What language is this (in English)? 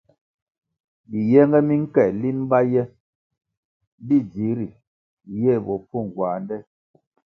Kwasio